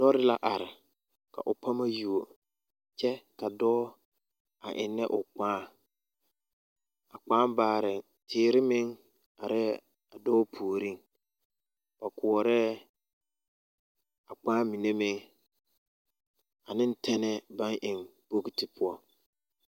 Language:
Southern Dagaare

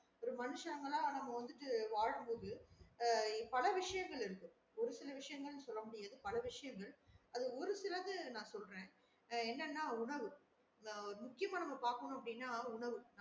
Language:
Tamil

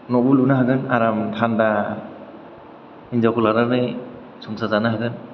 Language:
Bodo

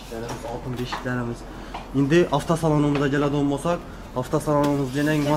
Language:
Turkish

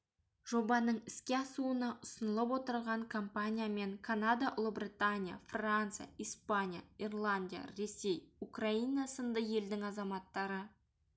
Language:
Kazakh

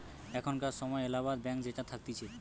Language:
Bangla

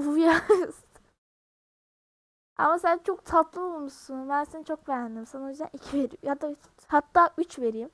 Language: Turkish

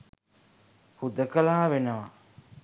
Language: Sinhala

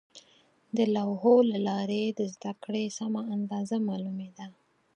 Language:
Pashto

